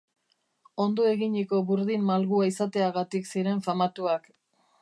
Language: Basque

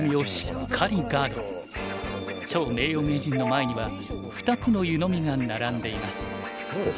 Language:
Japanese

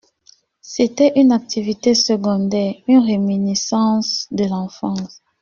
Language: French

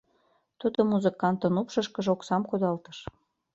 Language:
Mari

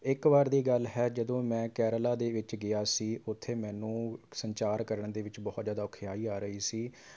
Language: Punjabi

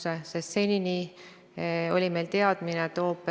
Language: Estonian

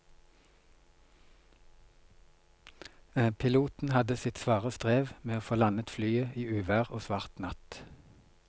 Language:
Norwegian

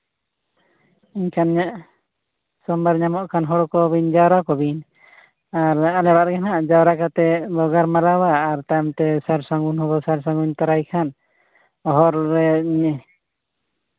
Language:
Santali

